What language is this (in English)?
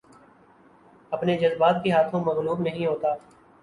Urdu